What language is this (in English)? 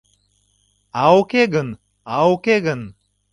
Mari